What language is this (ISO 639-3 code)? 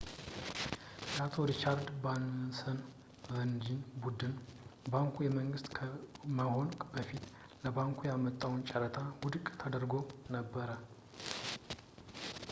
amh